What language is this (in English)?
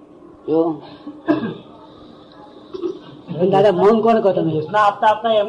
Gujarati